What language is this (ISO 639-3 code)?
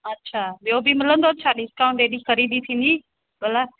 snd